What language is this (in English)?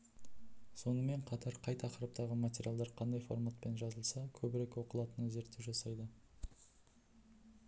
Kazakh